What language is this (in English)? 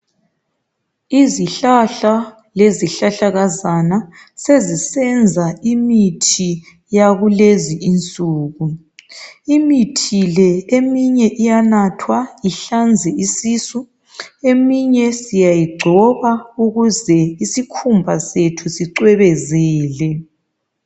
North Ndebele